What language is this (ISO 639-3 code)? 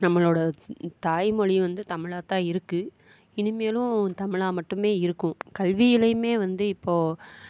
tam